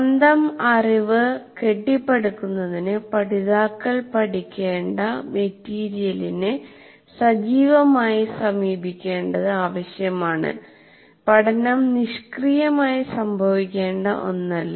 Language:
Malayalam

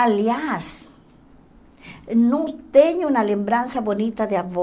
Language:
Portuguese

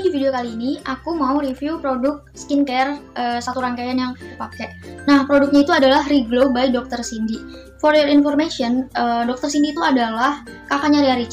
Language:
Indonesian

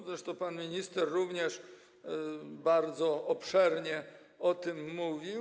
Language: Polish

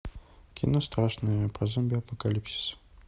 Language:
Russian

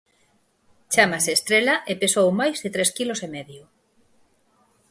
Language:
Galician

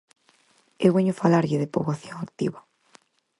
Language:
Galician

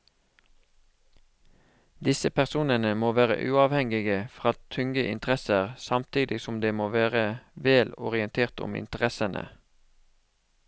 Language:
Norwegian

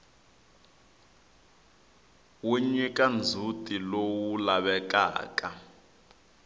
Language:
Tsonga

